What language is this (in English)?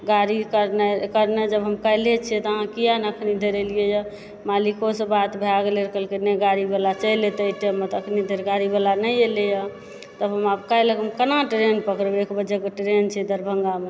Maithili